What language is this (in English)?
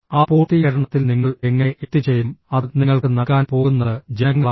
Malayalam